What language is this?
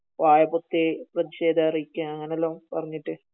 Malayalam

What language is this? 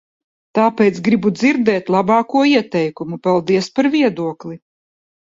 Latvian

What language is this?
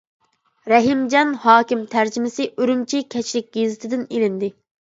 Uyghur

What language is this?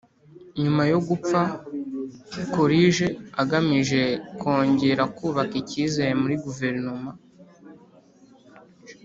Kinyarwanda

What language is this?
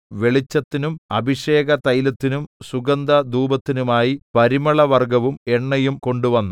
Malayalam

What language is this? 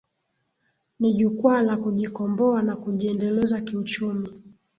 Swahili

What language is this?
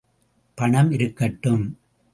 Tamil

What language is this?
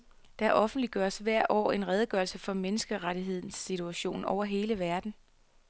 Danish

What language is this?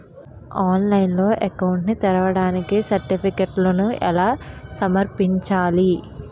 Telugu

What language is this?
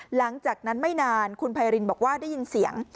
Thai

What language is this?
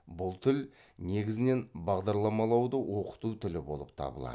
Kazakh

